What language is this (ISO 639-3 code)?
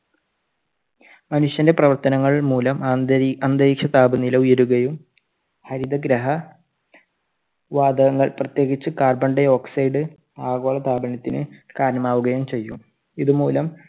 mal